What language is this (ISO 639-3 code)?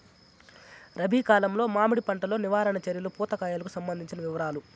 tel